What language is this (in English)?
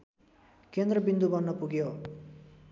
Nepali